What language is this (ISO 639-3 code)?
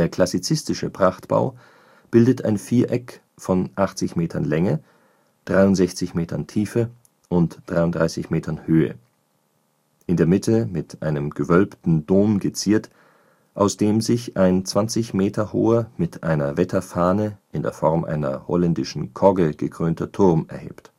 deu